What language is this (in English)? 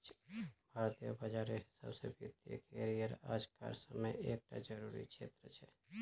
Magahi